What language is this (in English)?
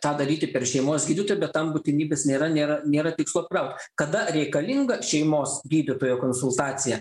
Lithuanian